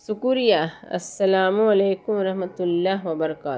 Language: Urdu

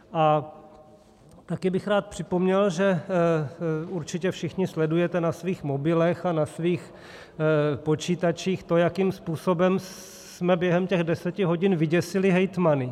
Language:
Czech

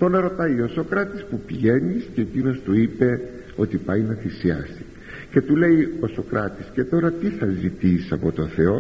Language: Greek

